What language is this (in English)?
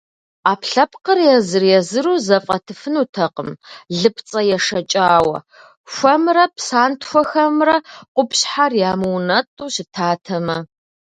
Kabardian